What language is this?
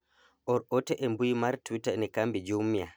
Luo (Kenya and Tanzania)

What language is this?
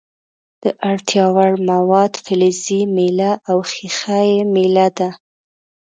Pashto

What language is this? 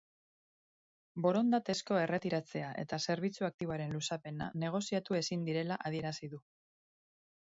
Basque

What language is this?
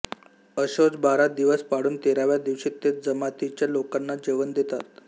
Marathi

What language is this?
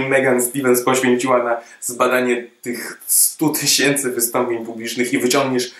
Polish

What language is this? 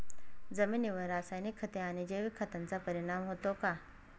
Marathi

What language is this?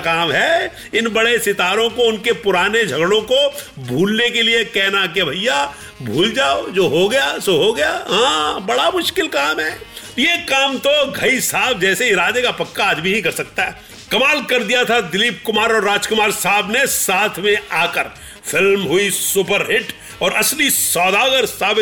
Hindi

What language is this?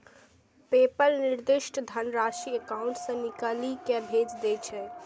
Maithili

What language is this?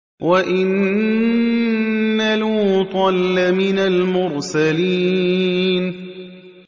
Arabic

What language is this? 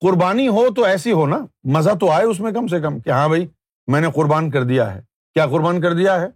Urdu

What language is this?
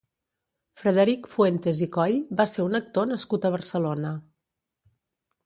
Catalan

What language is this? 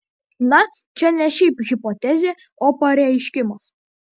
Lithuanian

